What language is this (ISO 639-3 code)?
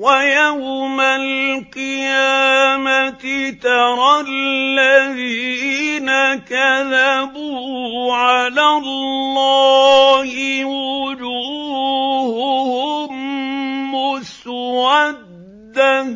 ara